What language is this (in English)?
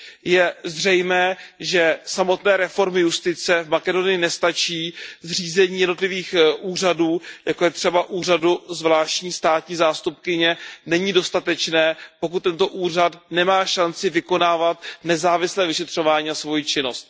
Czech